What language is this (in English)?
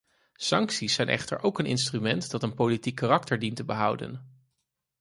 Dutch